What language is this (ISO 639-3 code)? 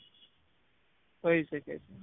guj